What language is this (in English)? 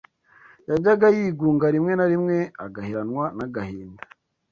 Kinyarwanda